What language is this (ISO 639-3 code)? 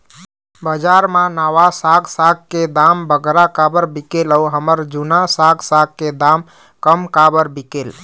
hne